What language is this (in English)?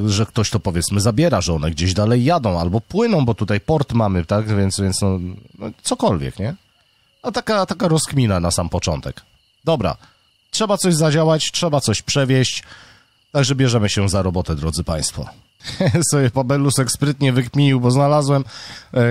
Polish